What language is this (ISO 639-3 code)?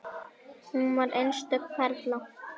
isl